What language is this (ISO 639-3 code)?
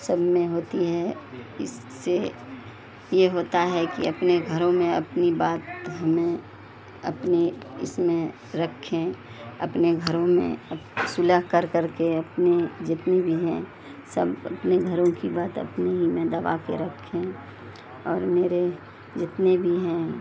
urd